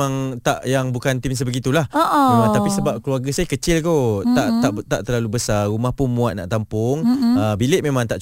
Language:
Malay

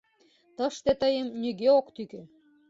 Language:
Mari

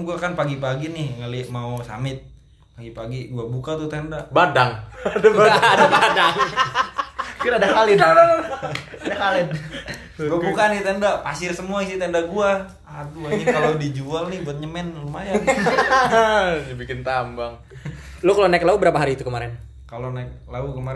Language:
Indonesian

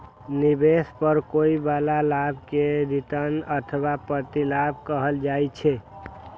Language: Maithili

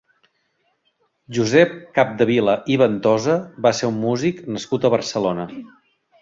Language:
Catalan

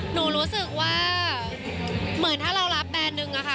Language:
Thai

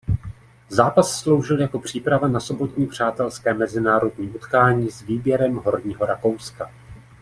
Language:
Czech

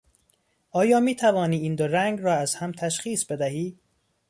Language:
Persian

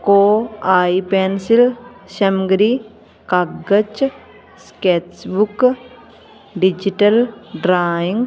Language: Punjabi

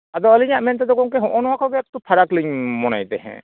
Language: Santali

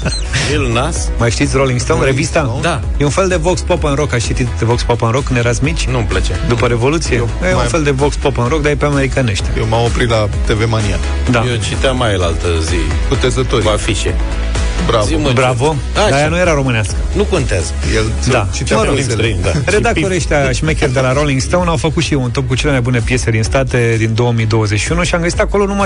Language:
Romanian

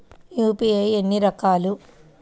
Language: Telugu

